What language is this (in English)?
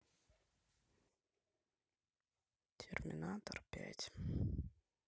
Russian